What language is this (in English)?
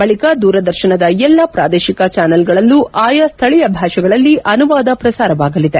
Kannada